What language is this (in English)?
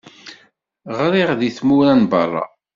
Kabyle